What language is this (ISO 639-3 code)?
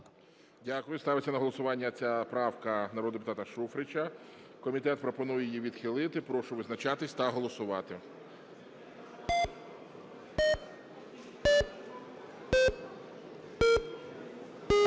ukr